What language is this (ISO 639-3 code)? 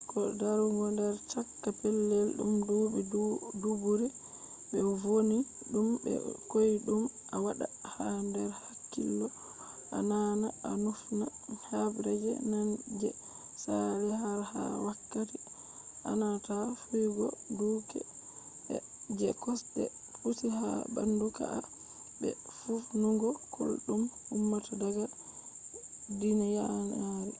ful